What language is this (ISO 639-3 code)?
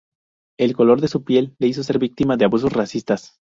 spa